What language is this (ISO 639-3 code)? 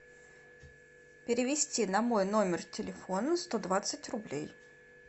rus